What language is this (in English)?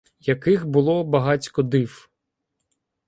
Ukrainian